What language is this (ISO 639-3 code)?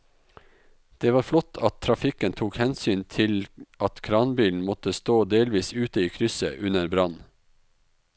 nor